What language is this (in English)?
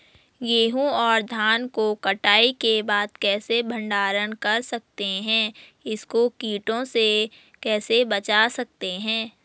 Hindi